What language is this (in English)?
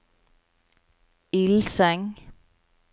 Norwegian